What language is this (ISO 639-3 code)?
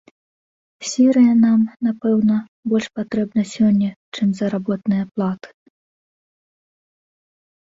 bel